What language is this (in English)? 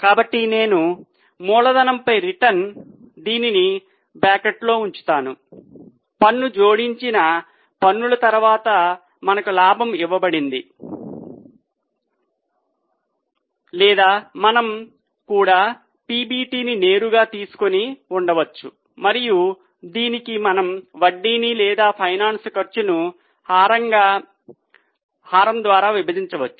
Telugu